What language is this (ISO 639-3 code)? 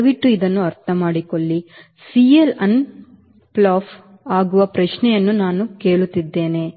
kan